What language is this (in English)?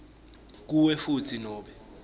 Swati